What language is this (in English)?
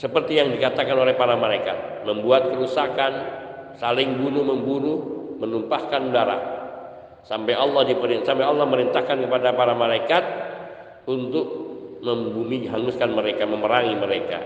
Indonesian